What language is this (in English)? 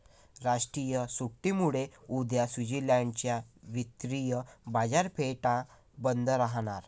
Marathi